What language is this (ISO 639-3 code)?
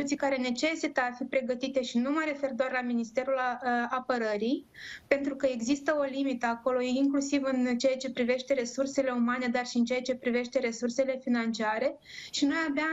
ron